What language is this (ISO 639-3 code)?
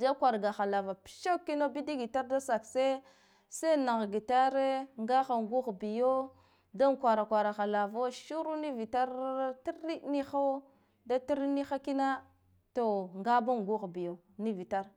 gdf